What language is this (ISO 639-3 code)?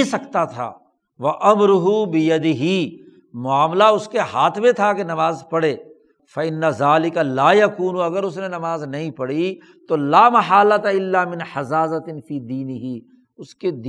urd